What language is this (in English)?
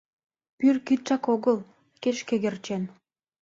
Mari